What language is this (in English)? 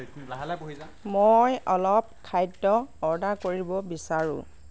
Assamese